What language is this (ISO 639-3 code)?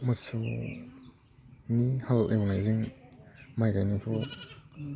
brx